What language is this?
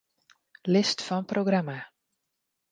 Western Frisian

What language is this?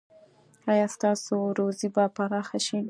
Pashto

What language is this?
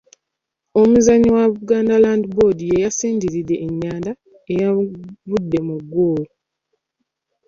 Ganda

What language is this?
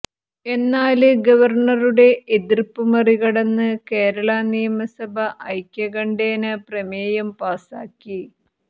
Malayalam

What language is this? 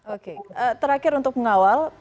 Indonesian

